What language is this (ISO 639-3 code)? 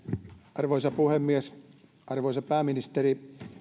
fin